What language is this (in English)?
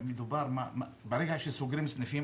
Hebrew